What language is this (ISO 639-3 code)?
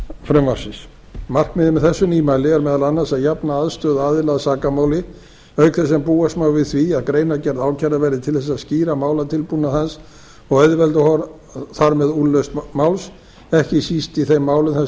isl